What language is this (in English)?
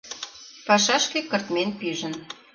Mari